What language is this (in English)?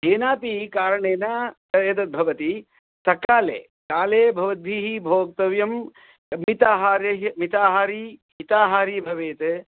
Sanskrit